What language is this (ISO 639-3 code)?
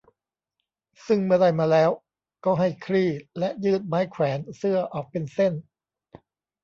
tha